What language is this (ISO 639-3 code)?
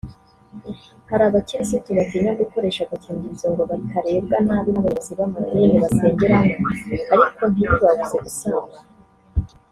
kin